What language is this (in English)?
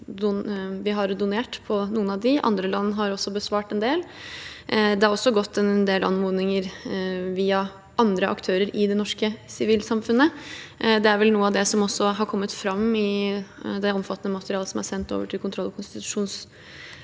Norwegian